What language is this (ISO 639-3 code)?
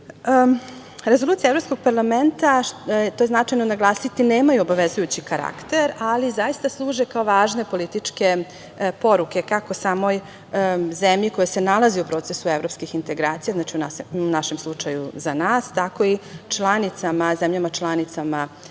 srp